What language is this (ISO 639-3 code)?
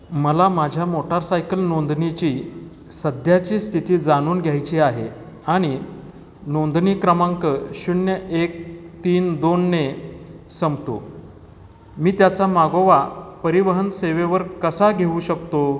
mar